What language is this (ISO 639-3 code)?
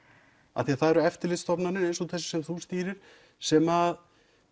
isl